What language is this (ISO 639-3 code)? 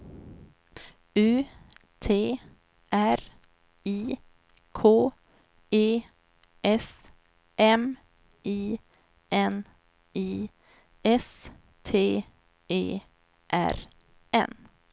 swe